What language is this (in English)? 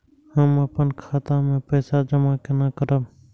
Maithili